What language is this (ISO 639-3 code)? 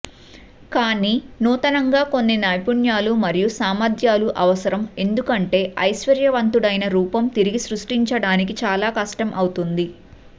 tel